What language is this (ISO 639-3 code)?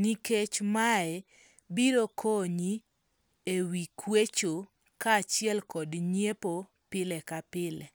luo